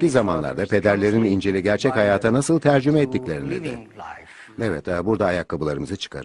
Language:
Turkish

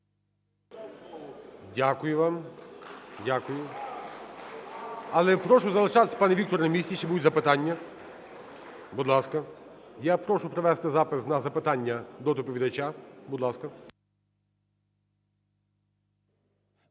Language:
Ukrainian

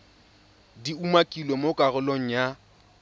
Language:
Tswana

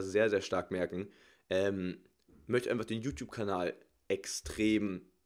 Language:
German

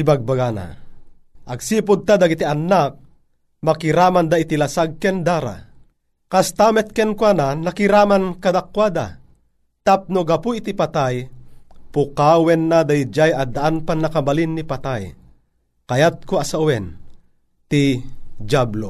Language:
Filipino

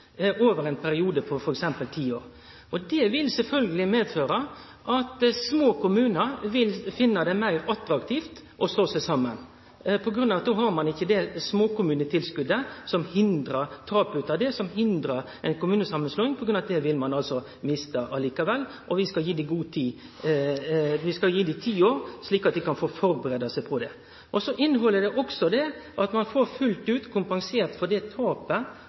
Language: Norwegian Nynorsk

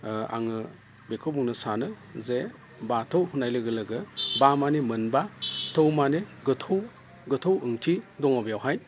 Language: Bodo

